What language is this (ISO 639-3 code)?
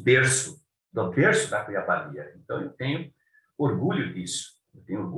por